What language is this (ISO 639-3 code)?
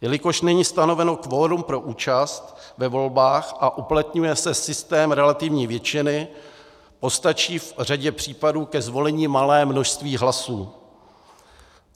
ces